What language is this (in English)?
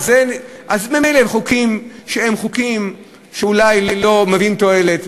Hebrew